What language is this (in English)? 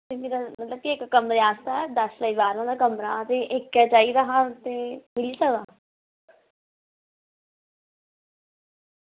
Dogri